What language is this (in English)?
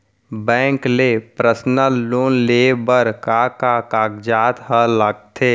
Chhattisgarhi